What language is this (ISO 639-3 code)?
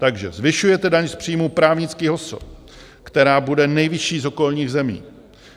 ces